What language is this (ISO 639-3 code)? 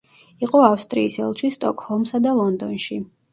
kat